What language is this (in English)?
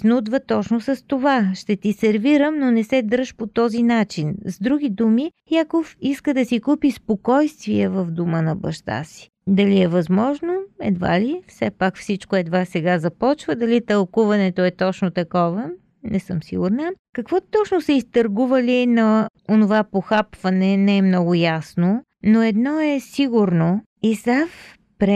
Bulgarian